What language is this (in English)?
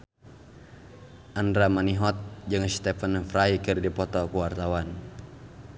Sundanese